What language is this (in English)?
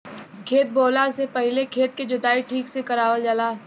Bhojpuri